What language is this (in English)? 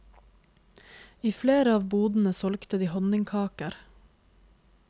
Norwegian